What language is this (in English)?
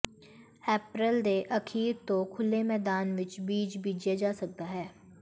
Punjabi